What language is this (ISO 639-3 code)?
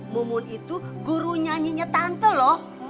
ind